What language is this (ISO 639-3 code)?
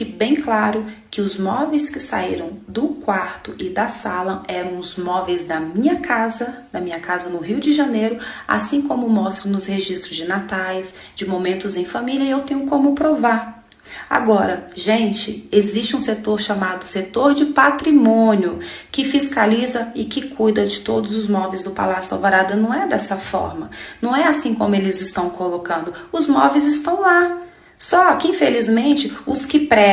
por